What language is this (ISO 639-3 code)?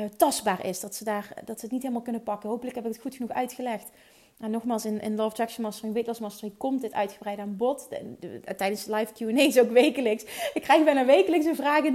nld